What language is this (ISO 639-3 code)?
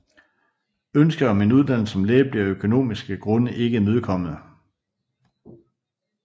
dan